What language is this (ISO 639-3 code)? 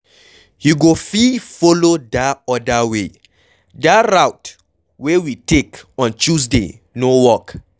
pcm